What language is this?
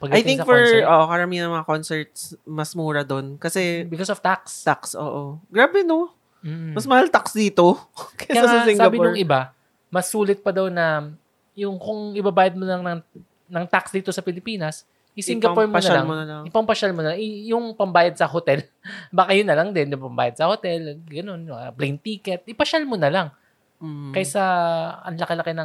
Filipino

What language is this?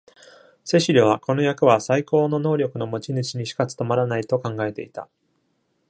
Japanese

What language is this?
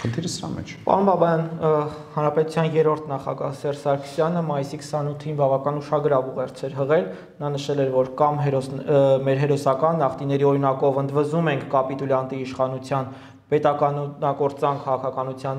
Turkish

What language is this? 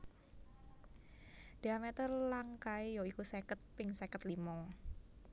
Javanese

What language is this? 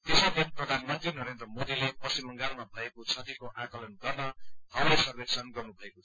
Nepali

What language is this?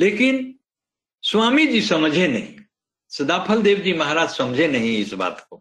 Hindi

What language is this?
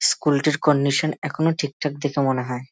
Bangla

